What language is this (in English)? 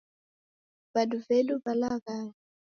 Taita